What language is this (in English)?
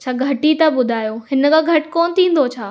Sindhi